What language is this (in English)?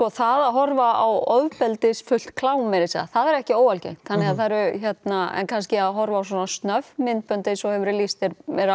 Icelandic